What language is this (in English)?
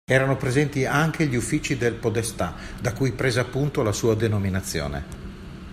Italian